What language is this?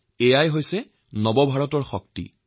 Assamese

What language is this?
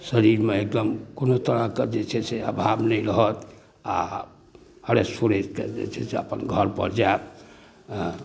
Maithili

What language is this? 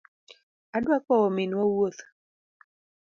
Luo (Kenya and Tanzania)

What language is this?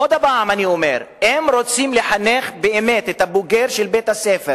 Hebrew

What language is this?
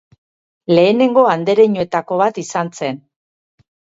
Basque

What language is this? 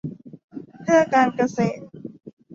Thai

